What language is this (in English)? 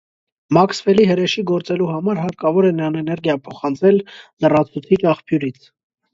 Armenian